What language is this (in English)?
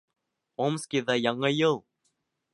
Bashkir